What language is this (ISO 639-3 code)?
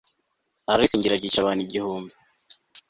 kin